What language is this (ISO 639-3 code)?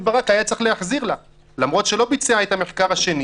heb